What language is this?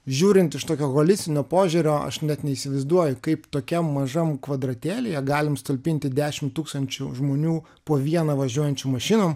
Lithuanian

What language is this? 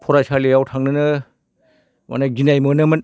Bodo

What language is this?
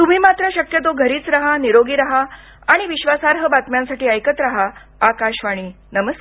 Marathi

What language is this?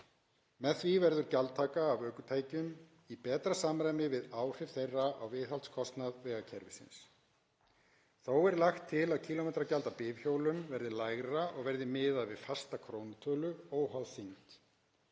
Icelandic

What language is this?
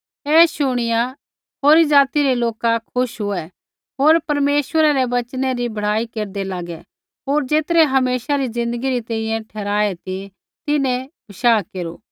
Kullu Pahari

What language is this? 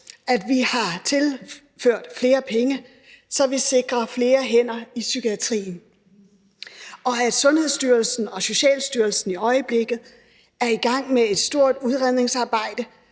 Danish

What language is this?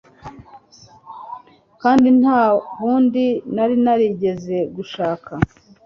Kinyarwanda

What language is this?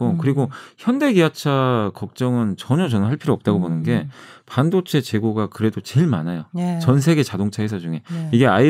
Korean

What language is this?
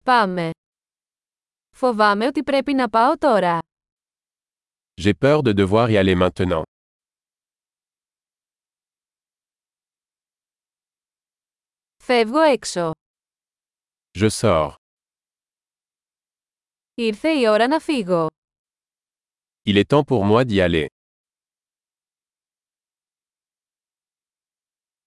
Greek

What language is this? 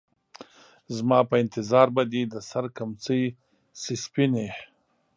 Pashto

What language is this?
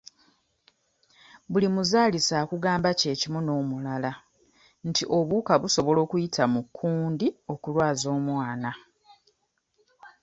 Ganda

